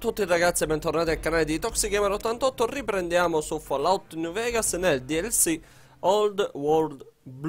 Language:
Italian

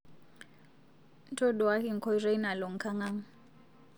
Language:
Masai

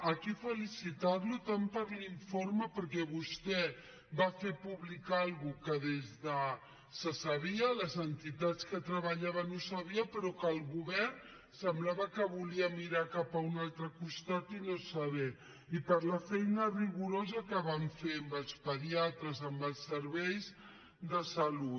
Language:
Catalan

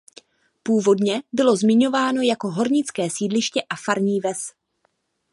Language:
Czech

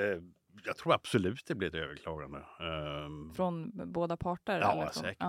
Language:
Swedish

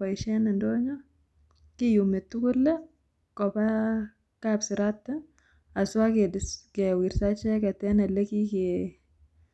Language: Kalenjin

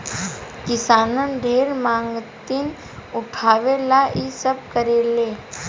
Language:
Bhojpuri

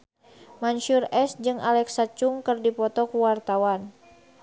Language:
Sundanese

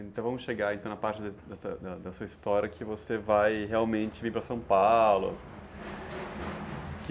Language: Portuguese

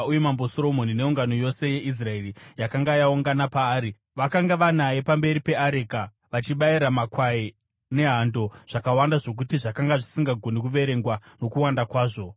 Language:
Shona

